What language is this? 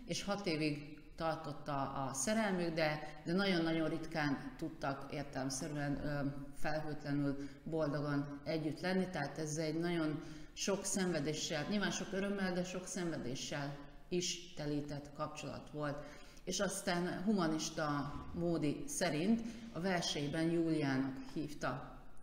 Hungarian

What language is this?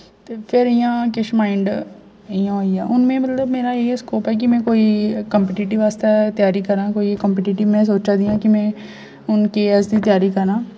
Dogri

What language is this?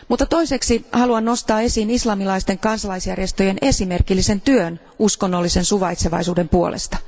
Finnish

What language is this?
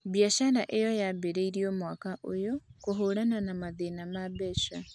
Kikuyu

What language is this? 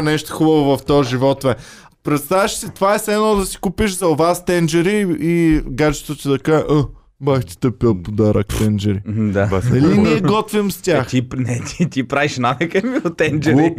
Bulgarian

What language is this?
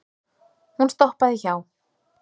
Icelandic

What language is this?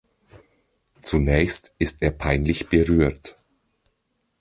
German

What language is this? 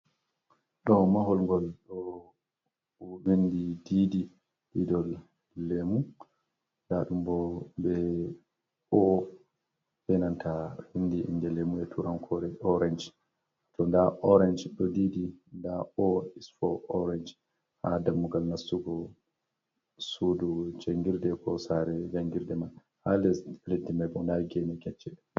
Fula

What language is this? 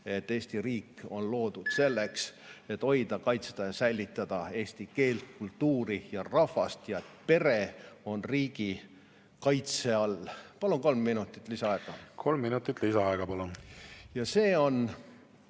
Estonian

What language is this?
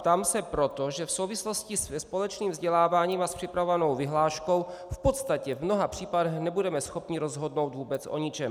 Czech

